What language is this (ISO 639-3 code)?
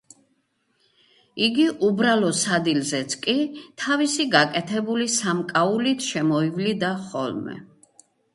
kat